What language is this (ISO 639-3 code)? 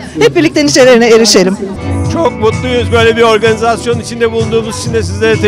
tur